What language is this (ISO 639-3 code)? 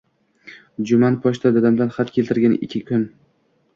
uzb